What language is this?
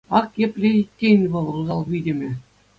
Chuvash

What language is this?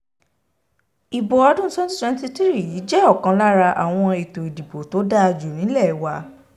Yoruba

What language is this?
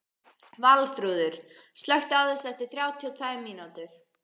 Icelandic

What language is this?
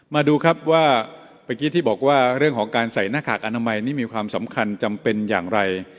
Thai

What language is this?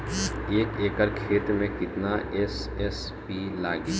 Bhojpuri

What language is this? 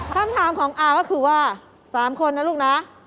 Thai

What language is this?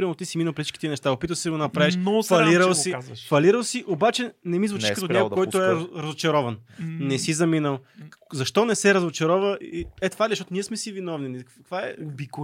Bulgarian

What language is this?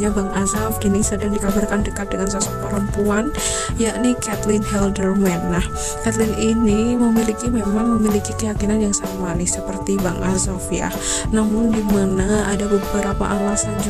Indonesian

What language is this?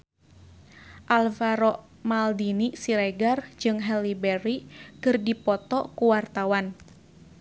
Sundanese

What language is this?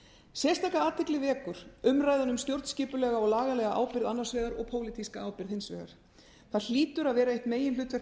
Icelandic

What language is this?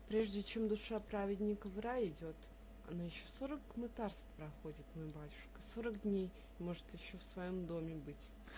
Russian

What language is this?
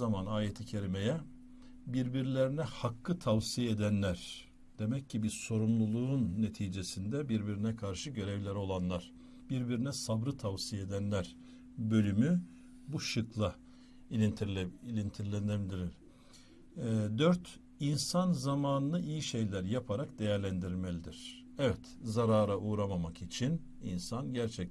Turkish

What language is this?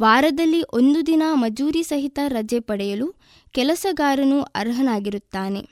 Kannada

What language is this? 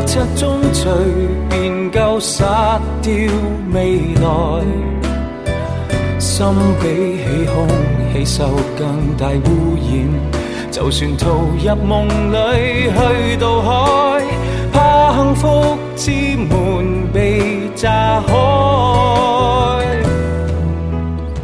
Chinese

